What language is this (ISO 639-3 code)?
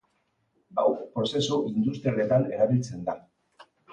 eus